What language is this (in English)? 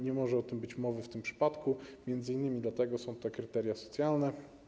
Polish